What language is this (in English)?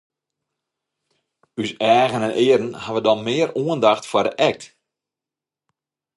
Western Frisian